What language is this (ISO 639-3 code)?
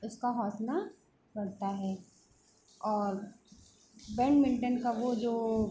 hin